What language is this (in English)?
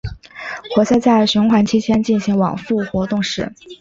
Chinese